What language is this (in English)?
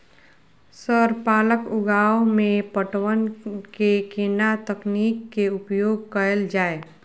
Maithili